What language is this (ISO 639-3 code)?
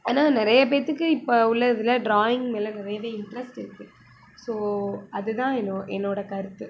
tam